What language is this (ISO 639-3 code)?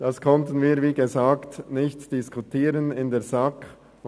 gsw